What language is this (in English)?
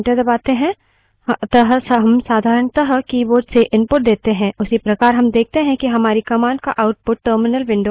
Hindi